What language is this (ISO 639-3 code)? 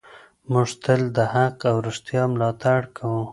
pus